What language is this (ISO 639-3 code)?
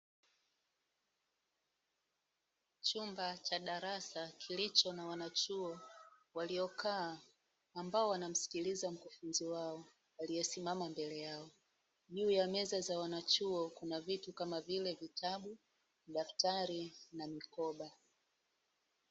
swa